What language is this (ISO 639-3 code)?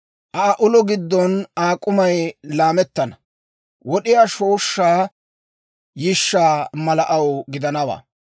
dwr